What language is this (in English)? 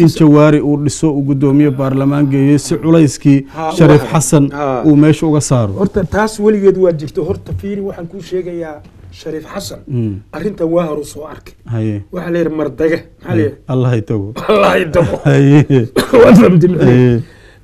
Arabic